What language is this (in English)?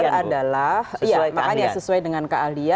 Indonesian